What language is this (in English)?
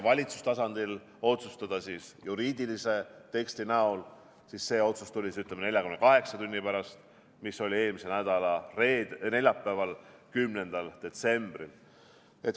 Estonian